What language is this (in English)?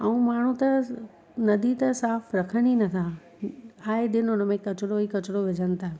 Sindhi